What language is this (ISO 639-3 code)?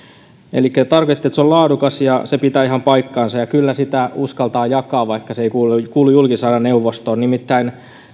fin